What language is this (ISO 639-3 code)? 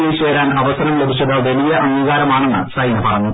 mal